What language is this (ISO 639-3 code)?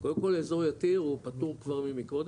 heb